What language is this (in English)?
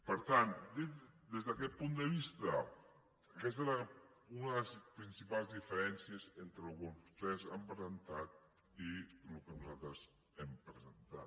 Catalan